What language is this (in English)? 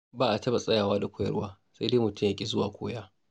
Hausa